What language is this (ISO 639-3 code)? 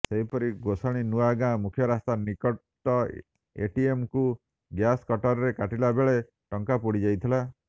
ori